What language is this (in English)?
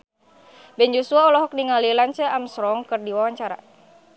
Sundanese